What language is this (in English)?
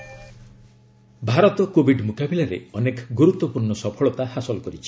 Odia